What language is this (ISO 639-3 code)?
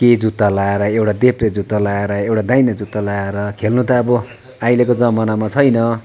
nep